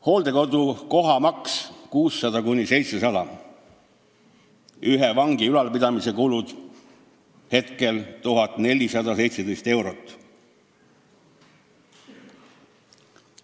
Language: Estonian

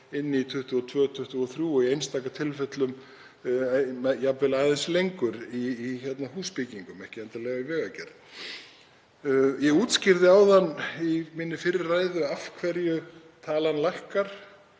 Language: Icelandic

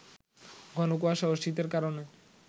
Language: Bangla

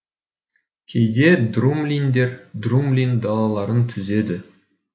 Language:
Kazakh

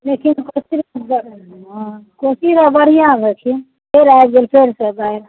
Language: Maithili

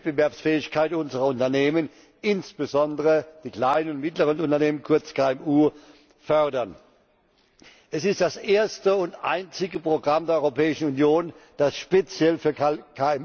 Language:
German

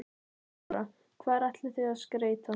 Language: Icelandic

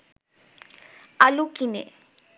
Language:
Bangla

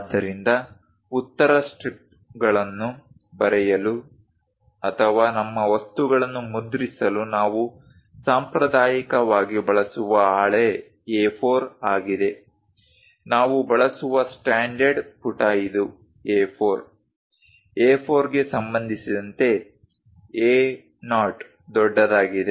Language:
Kannada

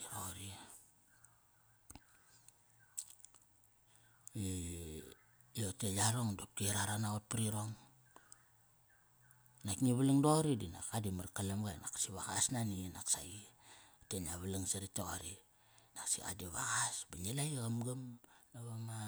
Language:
Kairak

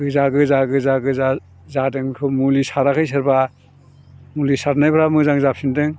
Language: Bodo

